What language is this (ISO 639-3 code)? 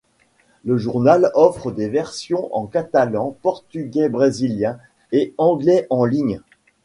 fra